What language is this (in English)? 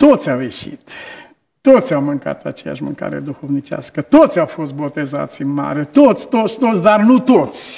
Romanian